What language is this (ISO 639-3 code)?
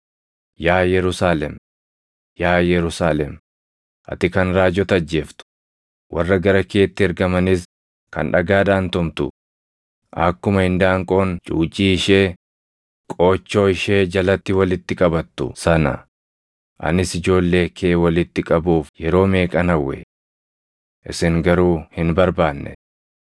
orm